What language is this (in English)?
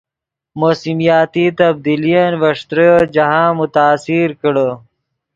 Yidgha